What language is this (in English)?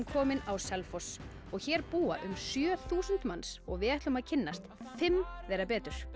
Icelandic